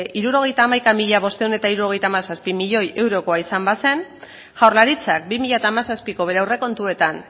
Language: Basque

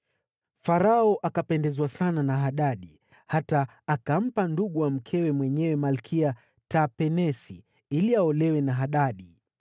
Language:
Swahili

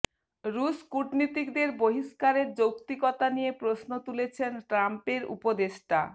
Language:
Bangla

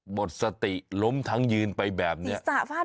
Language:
Thai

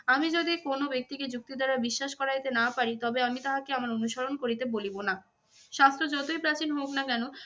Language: Bangla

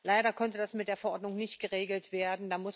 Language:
German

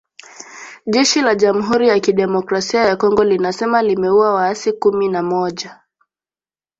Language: Swahili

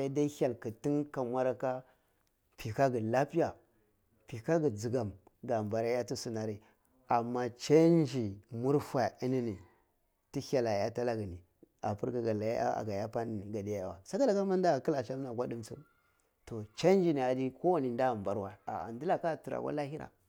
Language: Cibak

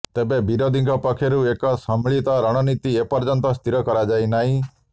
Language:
Odia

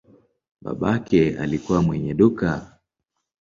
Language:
Swahili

